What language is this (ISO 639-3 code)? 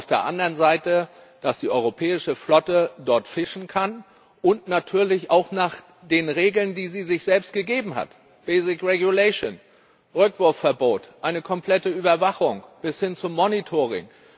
deu